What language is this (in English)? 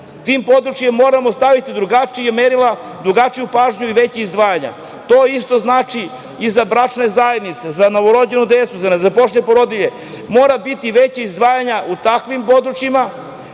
Serbian